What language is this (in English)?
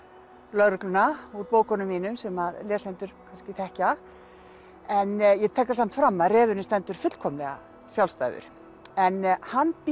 Icelandic